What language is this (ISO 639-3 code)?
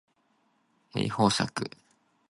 yue